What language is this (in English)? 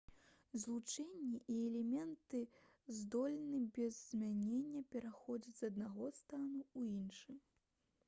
Belarusian